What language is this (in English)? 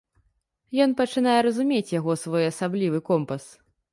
Belarusian